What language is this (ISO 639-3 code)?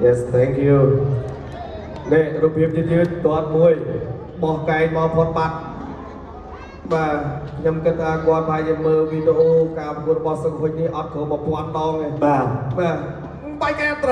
tha